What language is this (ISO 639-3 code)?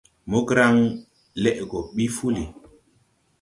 tui